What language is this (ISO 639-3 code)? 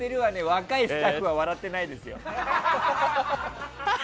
jpn